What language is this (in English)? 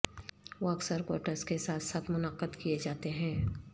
Urdu